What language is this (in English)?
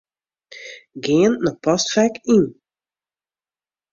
Western Frisian